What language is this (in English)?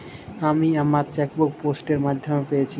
Bangla